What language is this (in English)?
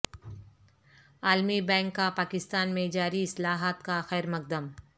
Urdu